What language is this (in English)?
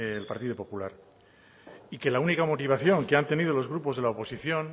Spanish